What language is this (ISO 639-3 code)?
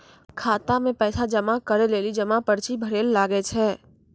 mai